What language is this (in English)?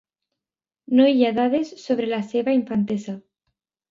Catalan